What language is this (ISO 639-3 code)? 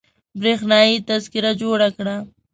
pus